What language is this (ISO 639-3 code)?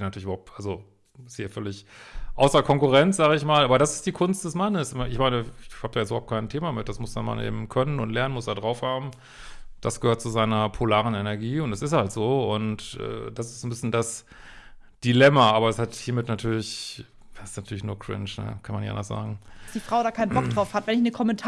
deu